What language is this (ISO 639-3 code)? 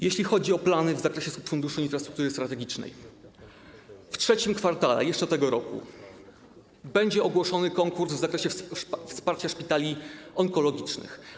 pol